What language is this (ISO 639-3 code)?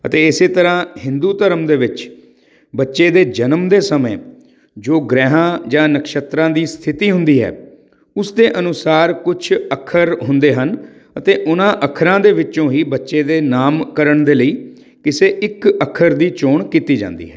pan